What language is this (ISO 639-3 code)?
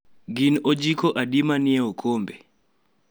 luo